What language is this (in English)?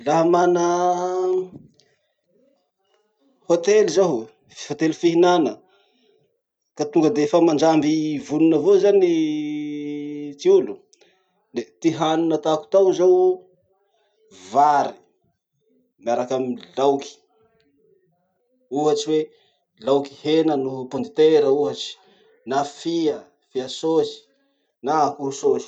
Masikoro Malagasy